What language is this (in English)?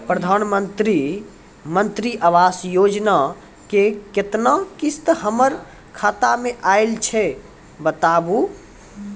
Maithili